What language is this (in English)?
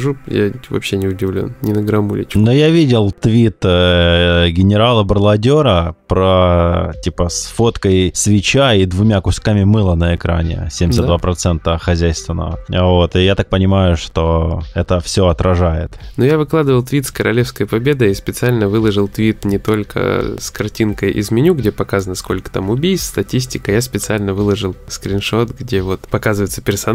Russian